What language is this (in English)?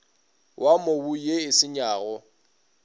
Northern Sotho